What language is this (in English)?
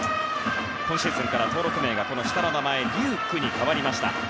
Japanese